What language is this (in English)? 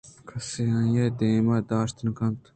Eastern Balochi